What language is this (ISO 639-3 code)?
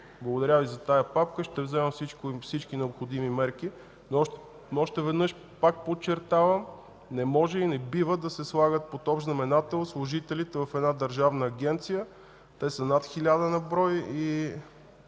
bul